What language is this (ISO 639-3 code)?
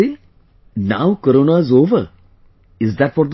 eng